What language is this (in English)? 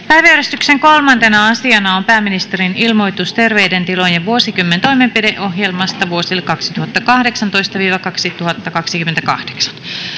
Finnish